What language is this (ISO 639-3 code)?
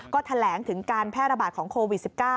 tha